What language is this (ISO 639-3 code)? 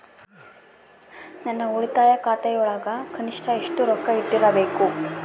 kan